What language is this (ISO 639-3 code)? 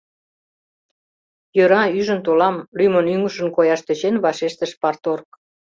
chm